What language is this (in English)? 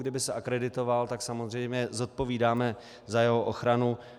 Czech